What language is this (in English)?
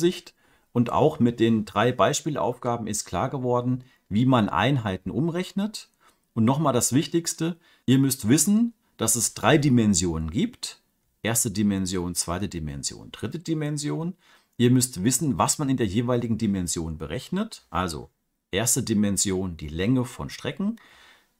German